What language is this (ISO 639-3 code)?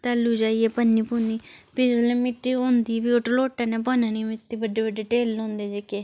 doi